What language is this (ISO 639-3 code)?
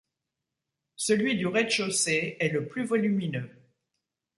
fra